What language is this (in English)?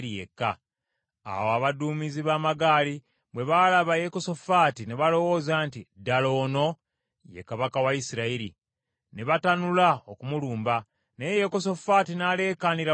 Ganda